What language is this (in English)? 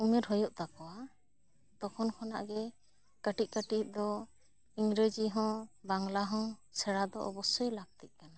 Santali